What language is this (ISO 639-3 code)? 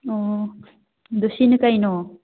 mni